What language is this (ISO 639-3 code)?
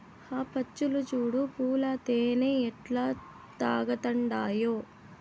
tel